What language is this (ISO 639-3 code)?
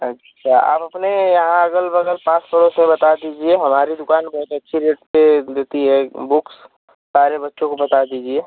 hin